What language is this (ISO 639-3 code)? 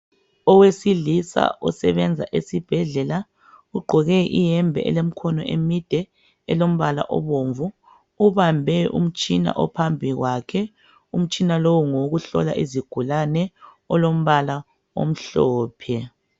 nde